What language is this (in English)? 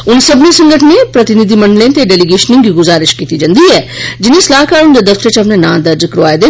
Dogri